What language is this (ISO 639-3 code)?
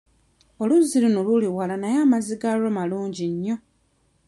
lug